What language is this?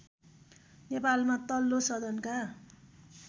Nepali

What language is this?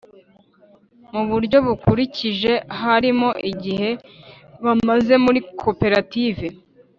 Kinyarwanda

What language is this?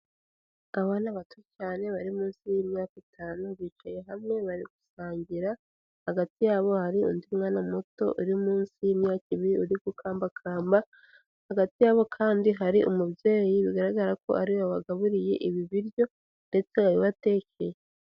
Kinyarwanda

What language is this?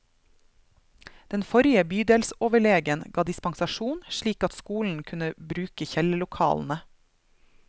Norwegian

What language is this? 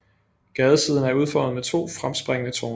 Danish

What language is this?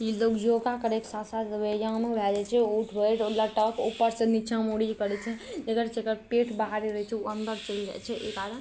Maithili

